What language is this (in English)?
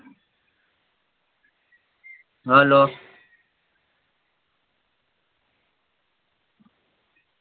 Gujarati